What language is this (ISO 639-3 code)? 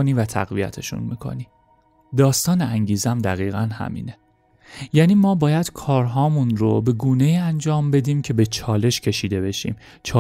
fas